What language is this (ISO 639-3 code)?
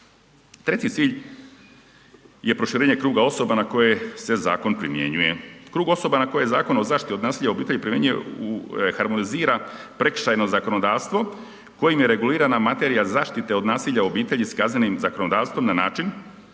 hrv